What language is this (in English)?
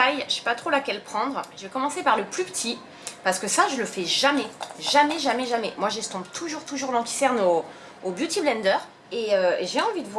French